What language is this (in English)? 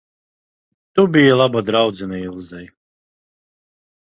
Latvian